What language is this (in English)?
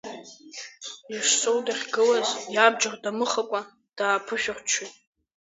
Abkhazian